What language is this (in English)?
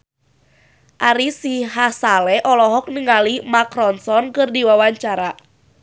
Sundanese